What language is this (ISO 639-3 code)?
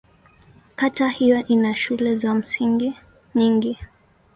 swa